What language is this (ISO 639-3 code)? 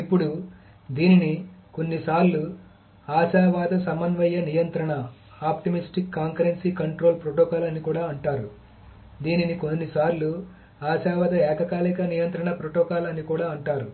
tel